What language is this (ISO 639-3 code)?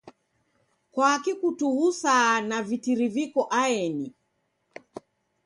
dav